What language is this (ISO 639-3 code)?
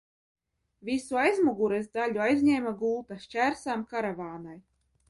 lav